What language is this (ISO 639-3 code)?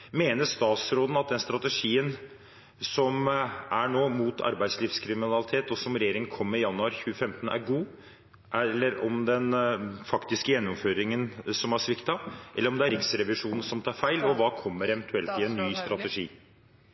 nob